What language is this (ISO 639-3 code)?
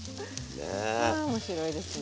jpn